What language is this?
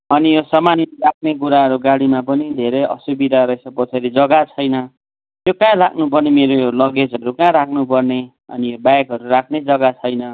Nepali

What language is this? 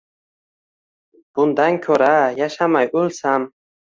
Uzbek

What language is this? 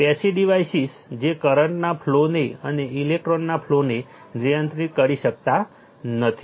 Gujarati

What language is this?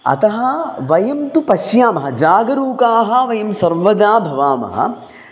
Sanskrit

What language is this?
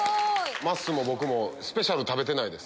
Japanese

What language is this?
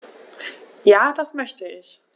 German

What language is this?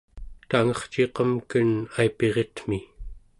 Central Yupik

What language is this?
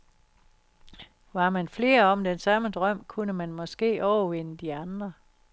Danish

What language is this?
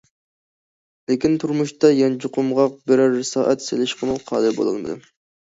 Uyghur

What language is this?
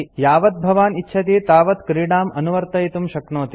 Sanskrit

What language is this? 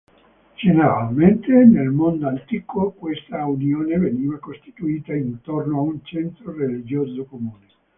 Italian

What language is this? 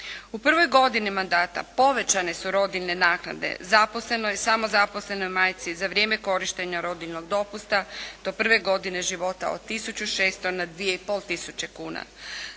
Croatian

